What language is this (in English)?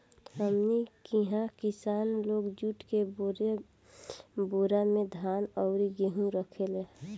Bhojpuri